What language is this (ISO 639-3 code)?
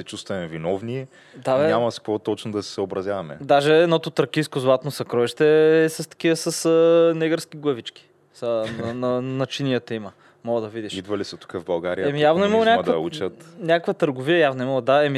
bul